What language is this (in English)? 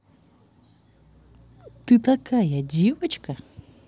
Russian